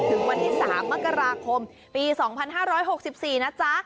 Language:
Thai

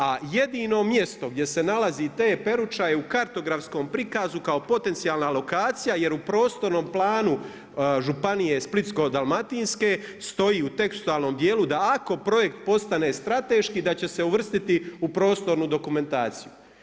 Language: Croatian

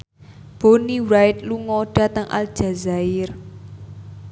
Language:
Javanese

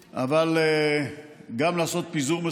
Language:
Hebrew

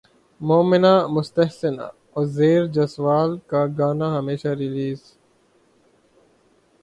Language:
Urdu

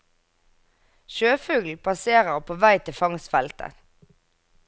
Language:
Norwegian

